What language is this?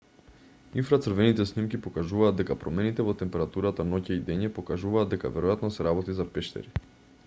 Macedonian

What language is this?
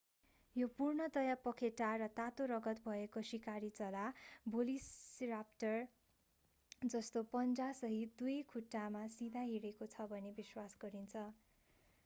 Nepali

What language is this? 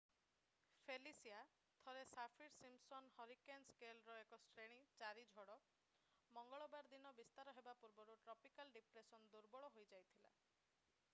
Odia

